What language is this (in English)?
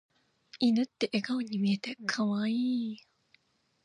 Japanese